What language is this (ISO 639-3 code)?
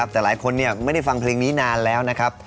tha